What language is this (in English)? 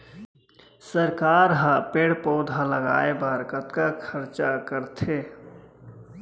Chhattisgarhi